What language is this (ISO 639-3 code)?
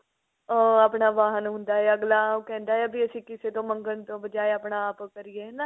pan